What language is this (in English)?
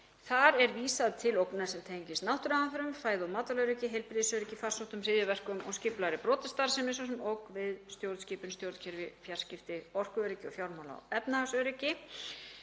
Icelandic